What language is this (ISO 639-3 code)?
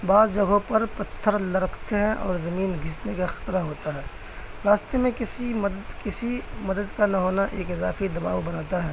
urd